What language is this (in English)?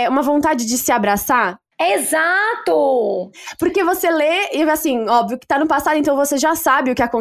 Portuguese